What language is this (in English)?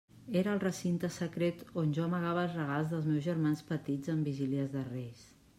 Catalan